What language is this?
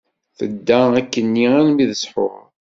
Kabyle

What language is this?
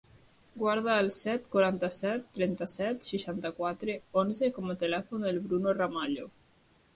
Catalan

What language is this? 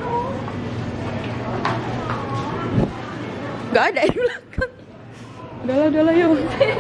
Indonesian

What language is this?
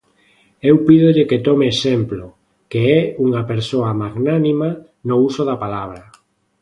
Galician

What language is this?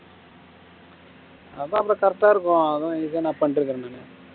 Tamil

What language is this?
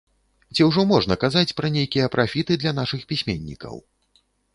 Belarusian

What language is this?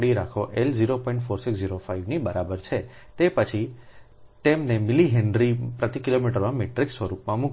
Gujarati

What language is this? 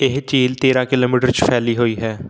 Punjabi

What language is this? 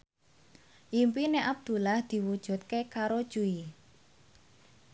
Javanese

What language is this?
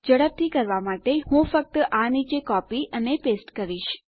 Gujarati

